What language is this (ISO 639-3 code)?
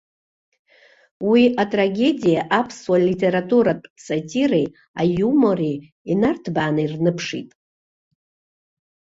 abk